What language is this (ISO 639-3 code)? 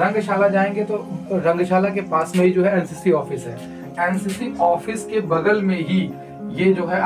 hin